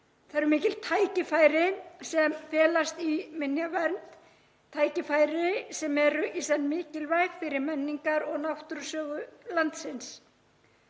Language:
Icelandic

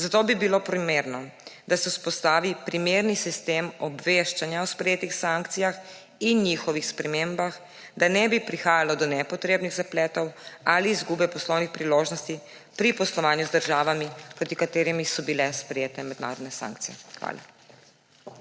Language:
Slovenian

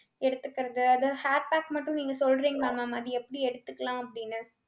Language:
Tamil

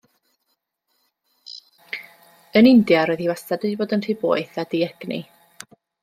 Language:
Welsh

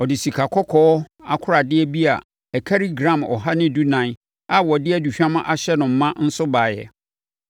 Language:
Akan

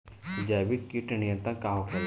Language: Bhojpuri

